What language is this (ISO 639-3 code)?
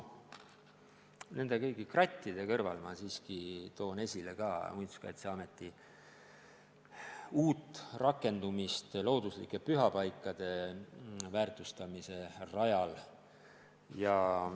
est